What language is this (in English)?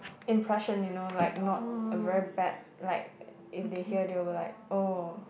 English